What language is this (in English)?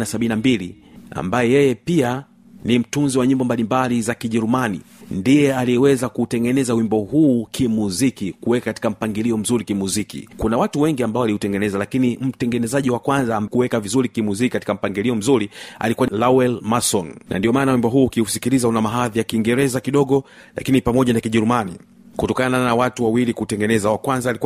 Swahili